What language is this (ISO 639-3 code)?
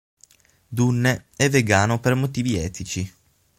ita